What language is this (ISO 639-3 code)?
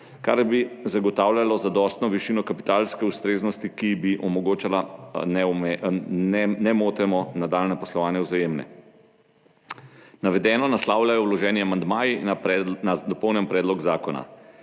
slv